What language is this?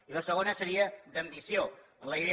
Catalan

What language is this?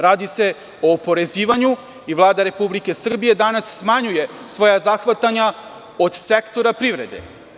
Serbian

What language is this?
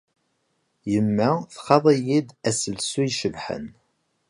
Kabyle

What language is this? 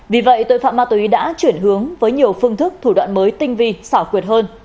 Vietnamese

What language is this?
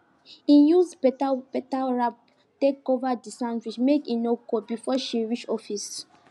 Nigerian Pidgin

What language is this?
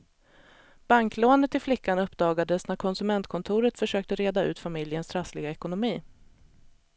Swedish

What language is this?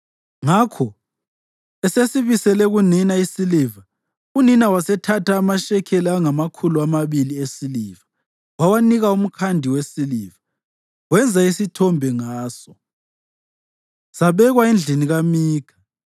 North Ndebele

